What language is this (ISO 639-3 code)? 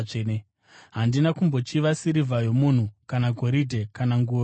sna